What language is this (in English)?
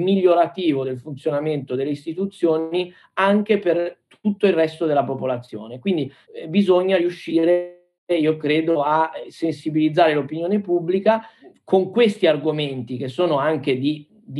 Italian